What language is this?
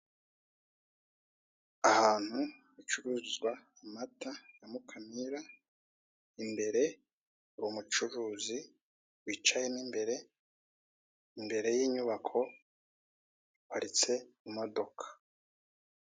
Kinyarwanda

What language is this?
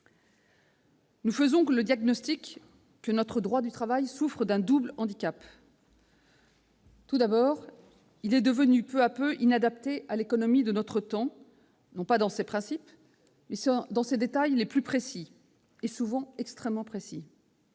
French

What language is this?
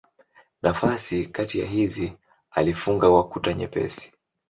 Swahili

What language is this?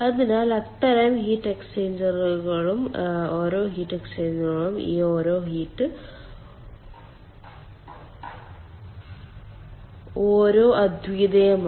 Malayalam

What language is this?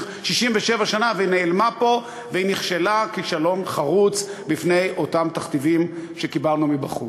Hebrew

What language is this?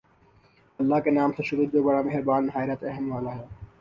Urdu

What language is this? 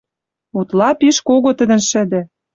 Western Mari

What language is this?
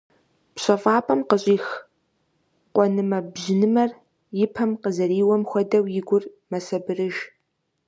Kabardian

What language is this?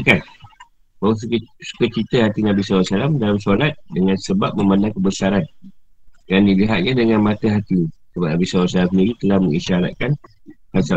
Malay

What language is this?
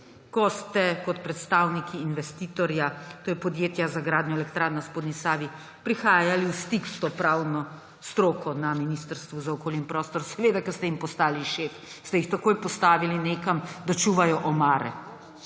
Slovenian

